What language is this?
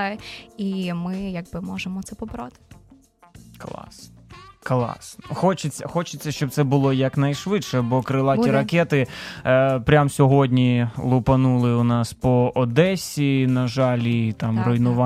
Ukrainian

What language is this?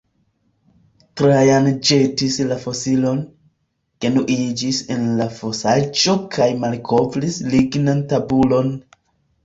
Esperanto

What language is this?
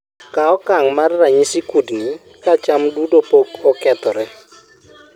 Luo (Kenya and Tanzania)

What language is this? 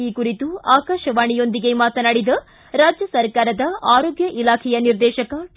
Kannada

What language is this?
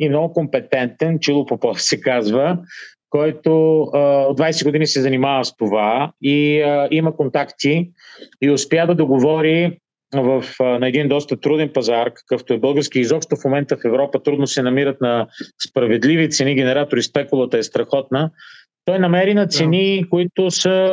Bulgarian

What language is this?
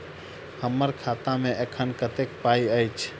Maithili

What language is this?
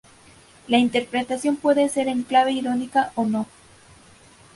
Spanish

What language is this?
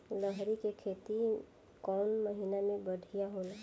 Bhojpuri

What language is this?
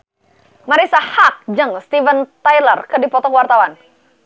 Sundanese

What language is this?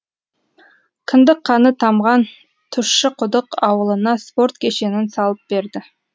Kazakh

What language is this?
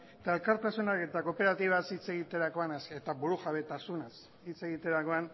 Basque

